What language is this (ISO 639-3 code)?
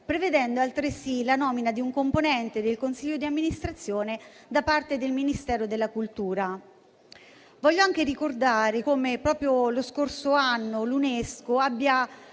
ita